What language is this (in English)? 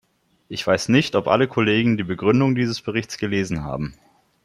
German